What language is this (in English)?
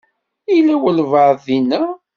Kabyle